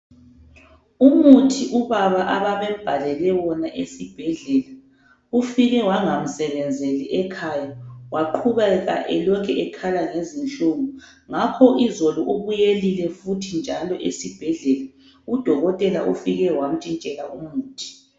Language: North Ndebele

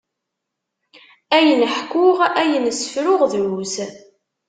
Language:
Kabyle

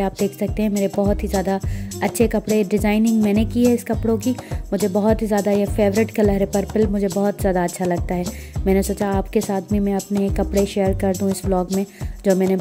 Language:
Hindi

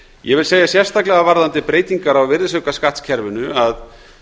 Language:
Icelandic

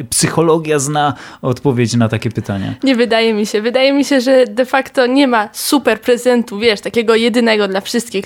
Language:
Polish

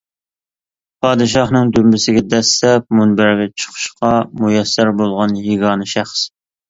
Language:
Uyghur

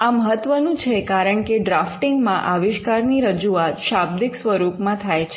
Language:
Gujarati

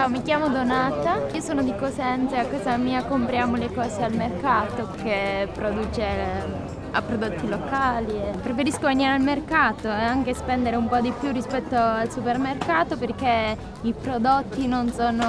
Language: Italian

